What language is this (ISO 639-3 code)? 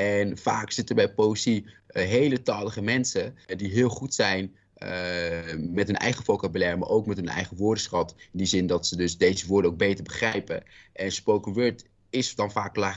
nld